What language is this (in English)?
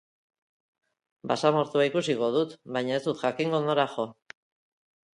Basque